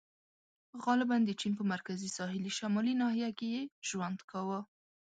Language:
Pashto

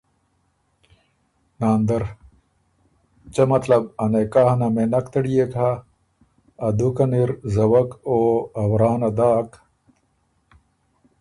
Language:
Ormuri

